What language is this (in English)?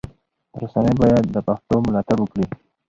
Pashto